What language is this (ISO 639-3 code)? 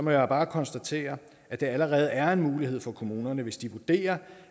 dan